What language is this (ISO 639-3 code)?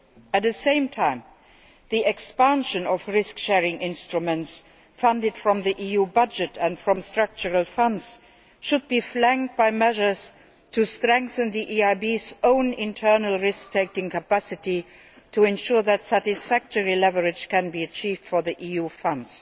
eng